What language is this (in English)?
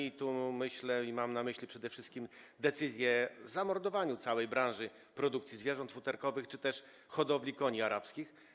Polish